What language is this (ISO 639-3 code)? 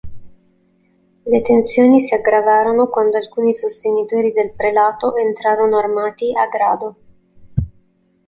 ita